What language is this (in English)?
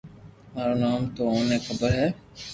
Loarki